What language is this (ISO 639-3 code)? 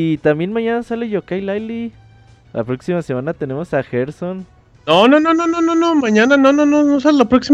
spa